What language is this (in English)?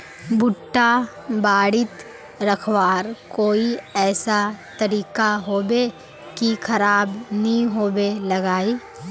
Magahi